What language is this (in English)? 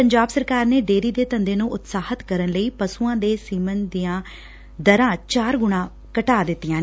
Punjabi